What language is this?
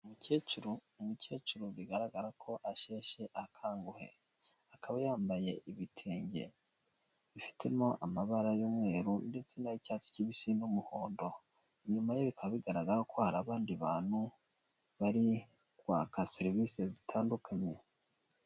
Kinyarwanda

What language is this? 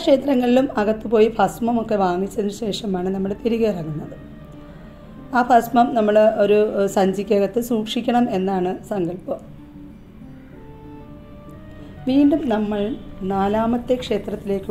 Turkish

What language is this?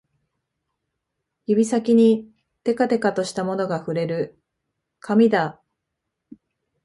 Japanese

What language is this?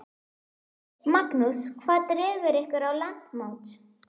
Icelandic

